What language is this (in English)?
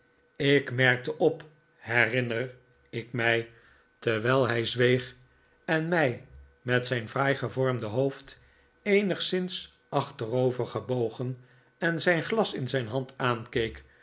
Dutch